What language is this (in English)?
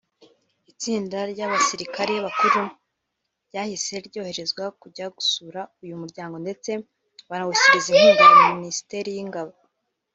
Kinyarwanda